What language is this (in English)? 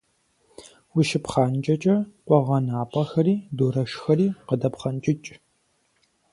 Kabardian